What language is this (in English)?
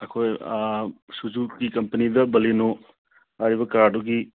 Manipuri